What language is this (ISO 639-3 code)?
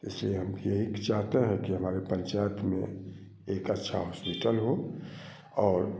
hin